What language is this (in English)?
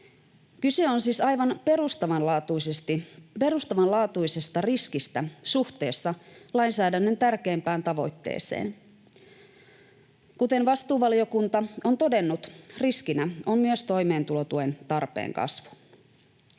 Finnish